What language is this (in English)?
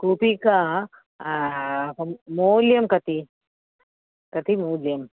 Sanskrit